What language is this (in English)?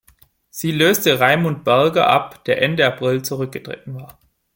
German